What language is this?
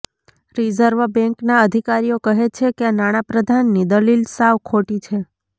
Gujarati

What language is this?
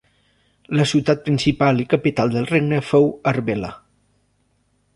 Catalan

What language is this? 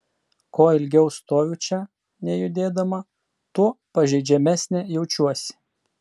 Lithuanian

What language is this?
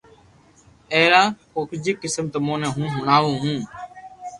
Loarki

